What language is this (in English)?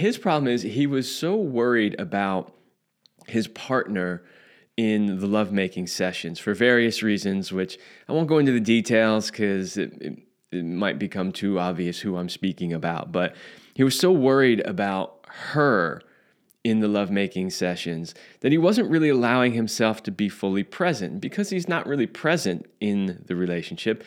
English